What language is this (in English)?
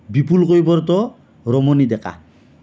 Assamese